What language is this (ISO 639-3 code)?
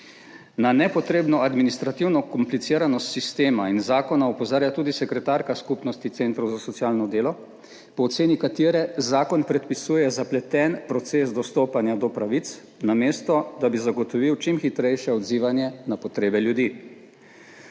slv